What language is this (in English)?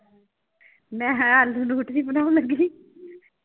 Punjabi